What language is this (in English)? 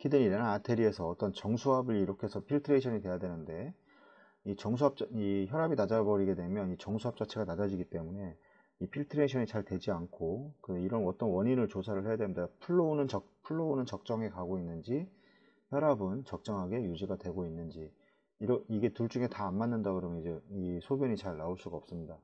Korean